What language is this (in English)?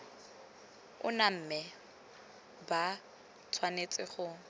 Tswana